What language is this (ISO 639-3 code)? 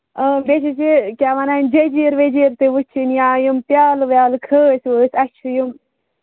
kas